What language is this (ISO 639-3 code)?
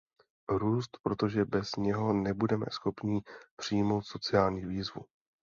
ces